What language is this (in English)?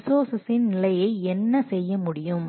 Tamil